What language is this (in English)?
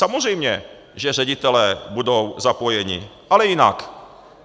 Czech